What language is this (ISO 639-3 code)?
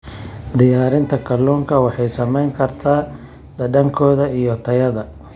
som